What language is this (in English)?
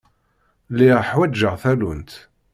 Kabyle